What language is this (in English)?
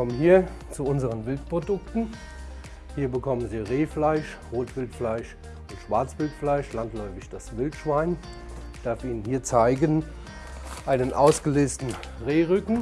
German